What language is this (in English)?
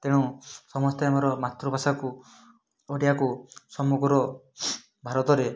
Odia